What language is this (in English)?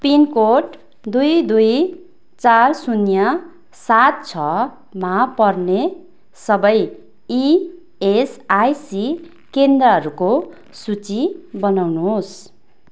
Nepali